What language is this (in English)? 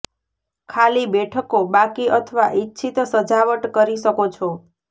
Gujarati